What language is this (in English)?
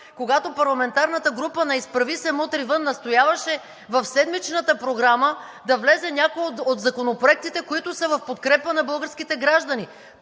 Bulgarian